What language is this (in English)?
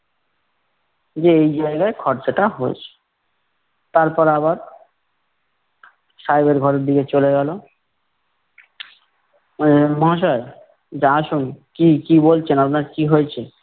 Bangla